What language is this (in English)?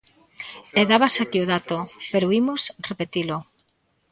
Galician